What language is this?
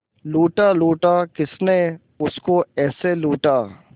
Hindi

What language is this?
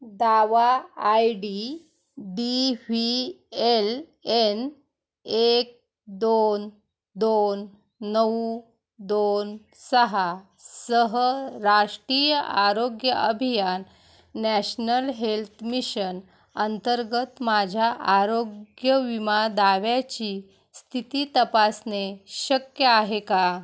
Marathi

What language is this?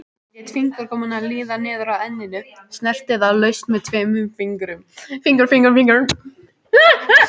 Icelandic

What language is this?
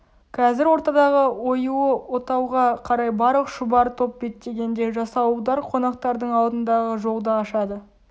Kazakh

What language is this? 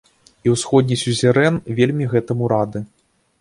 Belarusian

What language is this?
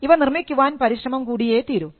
Malayalam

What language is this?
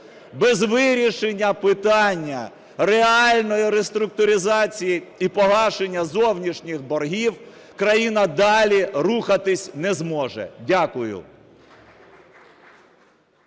Ukrainian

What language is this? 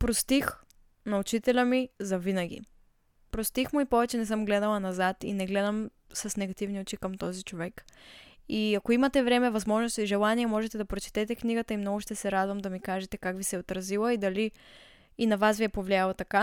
Bulgarian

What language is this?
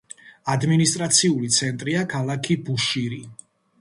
Georgian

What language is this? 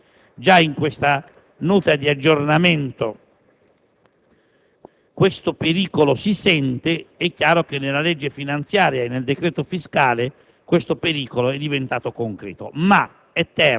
Italian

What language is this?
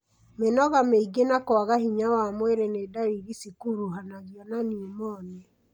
Kikuyu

